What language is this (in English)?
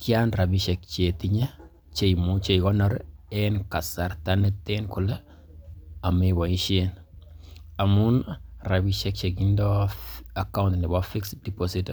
Kalenjin